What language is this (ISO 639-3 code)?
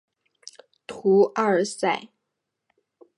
zho